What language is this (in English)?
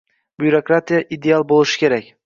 Uzbek